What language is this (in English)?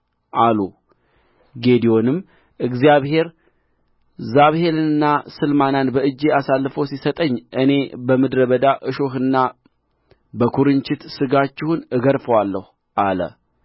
Amharic